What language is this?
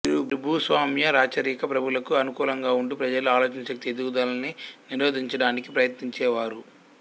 Telugu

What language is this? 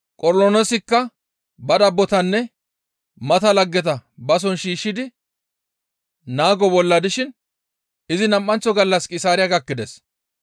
Gamo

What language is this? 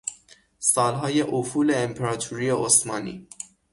Persian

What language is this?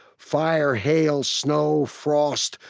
English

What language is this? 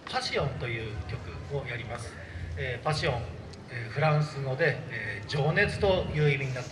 Japanese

